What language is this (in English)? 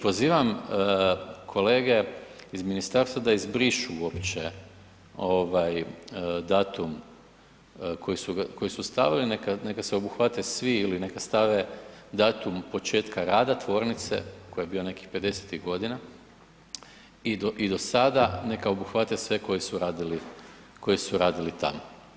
Croatian